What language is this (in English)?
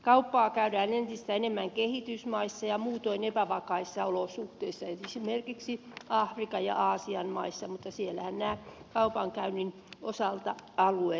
Finnish